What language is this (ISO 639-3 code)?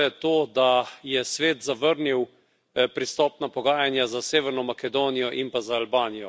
slv